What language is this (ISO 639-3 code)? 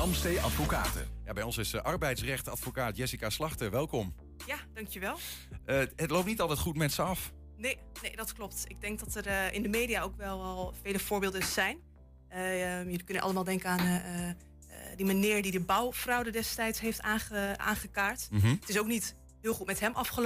nld